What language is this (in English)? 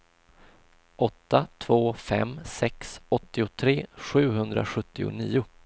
Swedish